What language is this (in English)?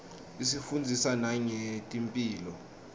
Swati